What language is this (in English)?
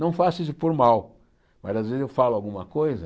Portuguese